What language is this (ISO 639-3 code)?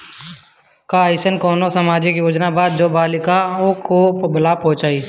bho